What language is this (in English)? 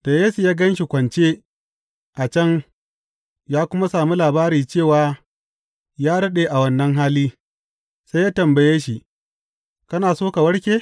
Hausa